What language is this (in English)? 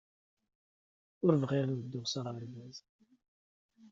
Kabyle